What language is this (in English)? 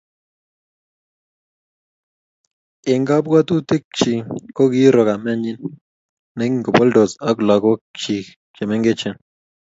Kalenjin